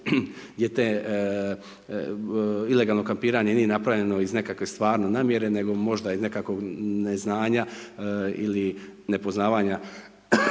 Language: Croatian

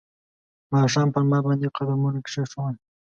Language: Pashto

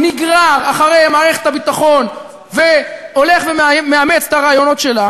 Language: Hebrew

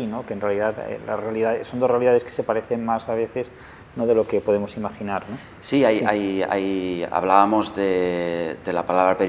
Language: Spanish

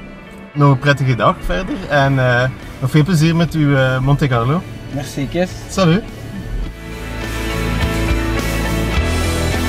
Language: Dutch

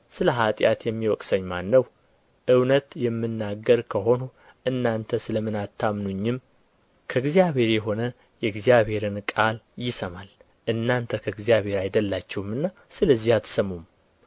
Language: Amharic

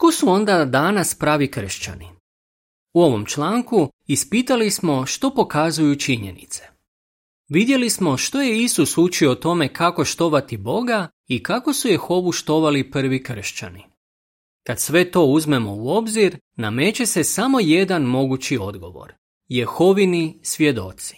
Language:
Croatian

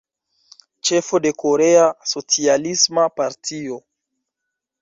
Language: Esperanto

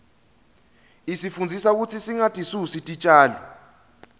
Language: Swati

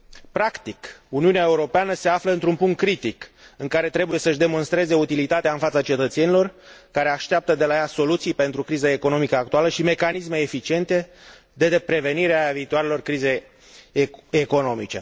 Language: Romanian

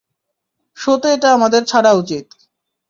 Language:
Bangla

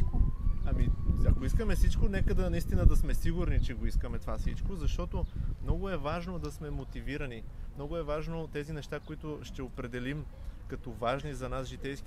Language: Bulgarian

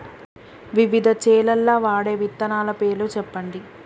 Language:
Telugu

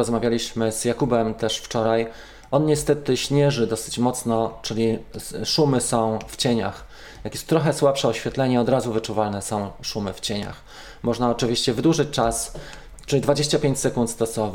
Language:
Polish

